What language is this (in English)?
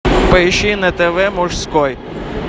Russian